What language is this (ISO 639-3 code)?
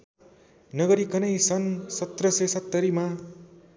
nep